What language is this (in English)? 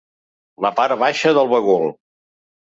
Catalan